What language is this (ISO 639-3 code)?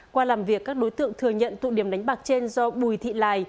vie